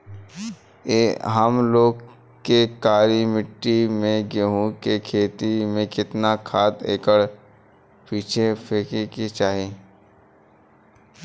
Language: Bhojpuri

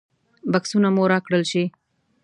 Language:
Pashto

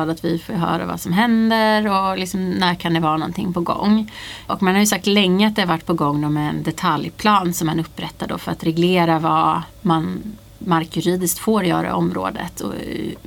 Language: Swedish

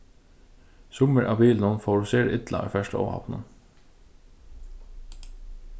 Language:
Faroese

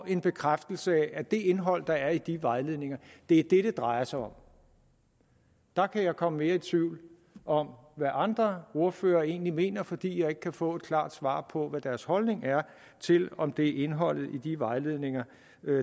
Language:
Danish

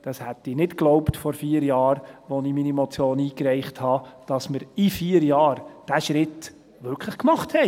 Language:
Swiss German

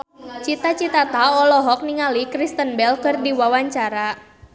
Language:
Sundanese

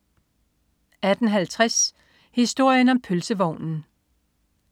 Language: Danish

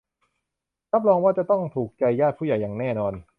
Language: Thai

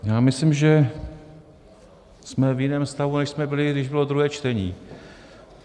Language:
Czech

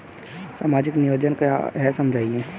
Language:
Hindi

